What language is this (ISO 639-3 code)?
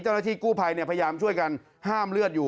tha